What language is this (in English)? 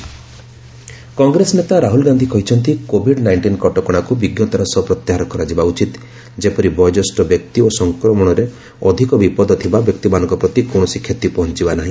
Odia